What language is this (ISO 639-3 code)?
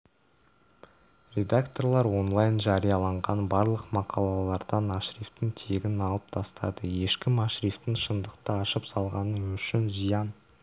kaz